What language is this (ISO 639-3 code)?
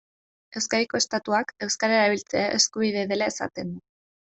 eus